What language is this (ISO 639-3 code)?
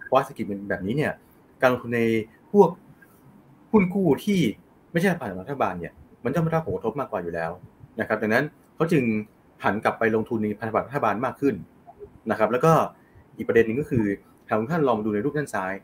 tha